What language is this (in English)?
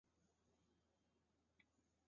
Chinese